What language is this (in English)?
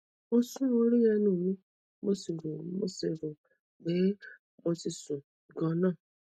Yoruba